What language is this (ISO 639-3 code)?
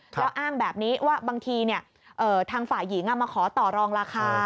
tha